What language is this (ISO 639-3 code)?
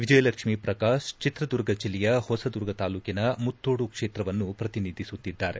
kan